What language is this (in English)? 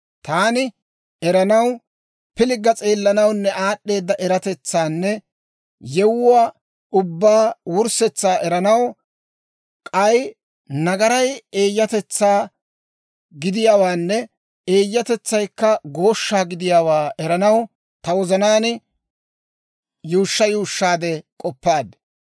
Dawro